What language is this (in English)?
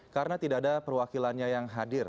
Indonesian